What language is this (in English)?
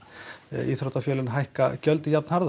Icelandic